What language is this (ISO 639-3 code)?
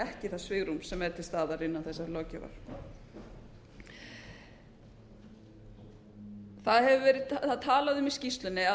isl